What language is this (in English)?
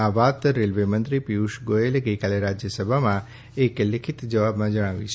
Gujarati